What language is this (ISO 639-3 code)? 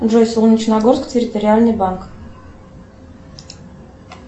rus